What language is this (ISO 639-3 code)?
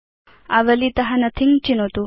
san